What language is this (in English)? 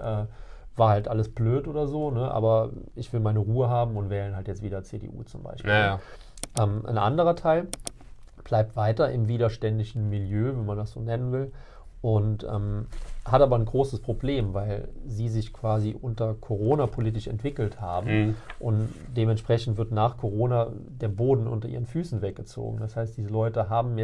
German